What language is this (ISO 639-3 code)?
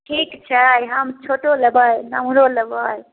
mai